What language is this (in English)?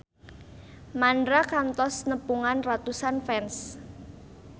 Sundanese